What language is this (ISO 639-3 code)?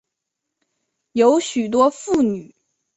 zho